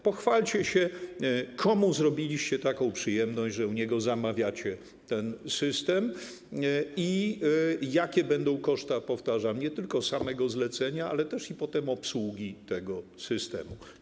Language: Polish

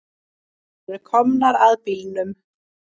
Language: Icelandic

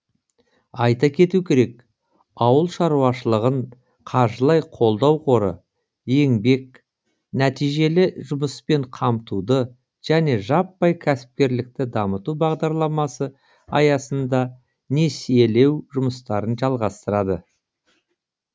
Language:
Kazakh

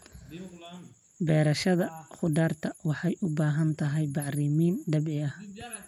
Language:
Somali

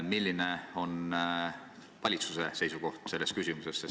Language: Estonian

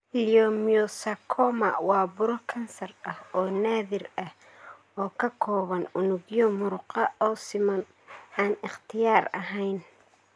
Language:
Somali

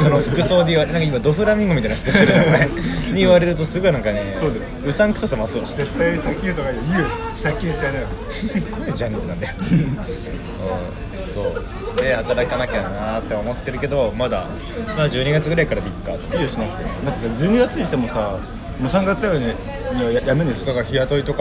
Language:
Japanese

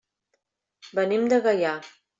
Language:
Catalan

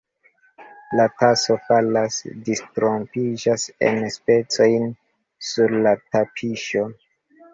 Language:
Esperanto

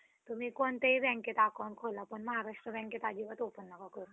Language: Marathi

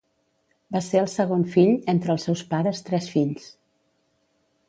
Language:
Catalan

